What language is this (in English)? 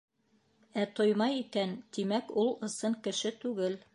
Bashkir